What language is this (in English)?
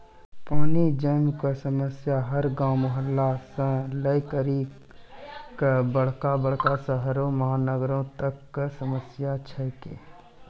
Maithili